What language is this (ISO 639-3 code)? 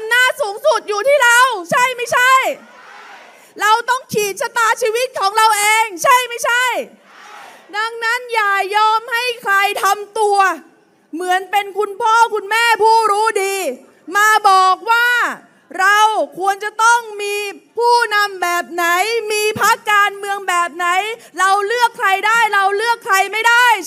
tha